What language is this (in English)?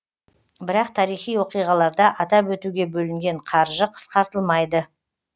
Kazakh